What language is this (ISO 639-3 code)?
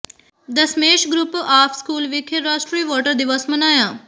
pan